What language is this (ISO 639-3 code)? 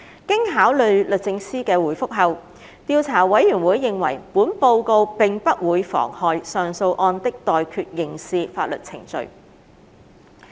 yue